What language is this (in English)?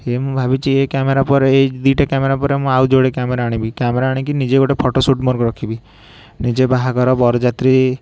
Odia